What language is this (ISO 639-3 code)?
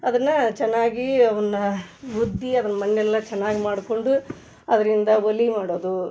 kan